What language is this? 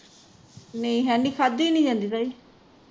Punjabi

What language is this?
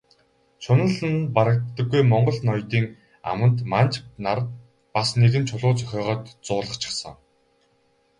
Mongolian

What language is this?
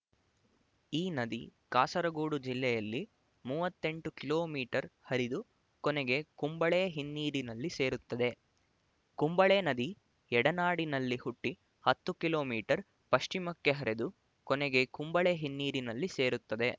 Kannada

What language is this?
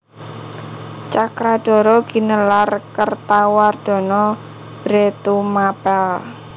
Javanese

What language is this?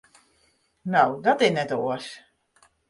Western Frisian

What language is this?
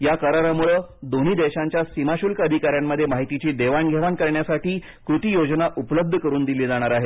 Marathi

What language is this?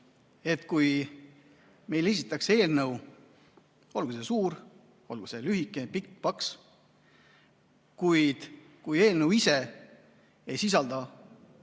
Estonian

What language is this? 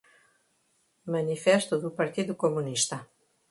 Portuguese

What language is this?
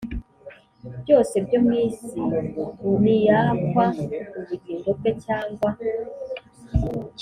Kinyarwanda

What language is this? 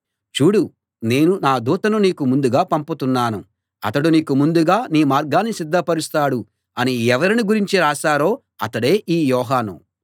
Telugu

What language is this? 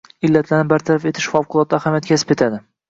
Uzbek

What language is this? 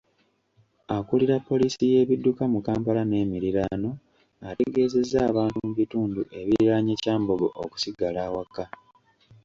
Ganda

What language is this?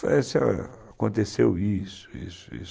Portuguese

